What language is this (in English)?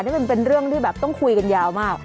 Thai